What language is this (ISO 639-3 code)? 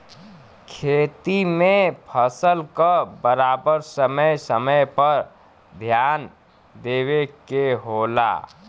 bho